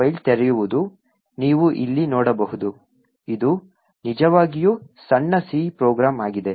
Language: Kannada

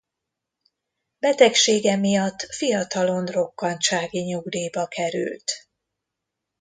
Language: Hungarian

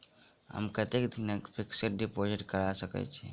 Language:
Maithili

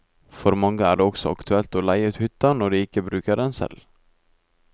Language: Norwegian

